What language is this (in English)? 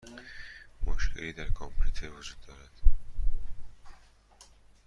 Persian